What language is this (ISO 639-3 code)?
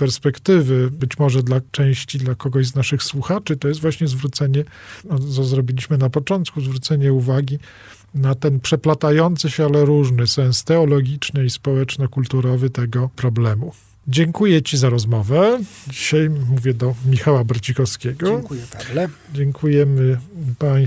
pol